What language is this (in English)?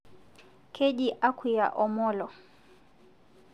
Masai